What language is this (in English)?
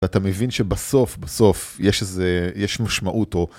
Hebrew